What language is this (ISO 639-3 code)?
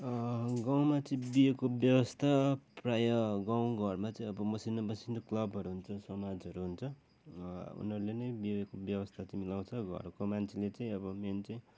nep